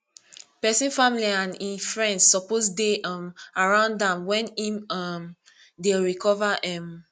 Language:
Nigerian Pidgin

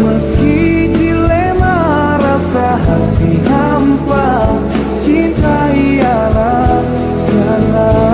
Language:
Indonesian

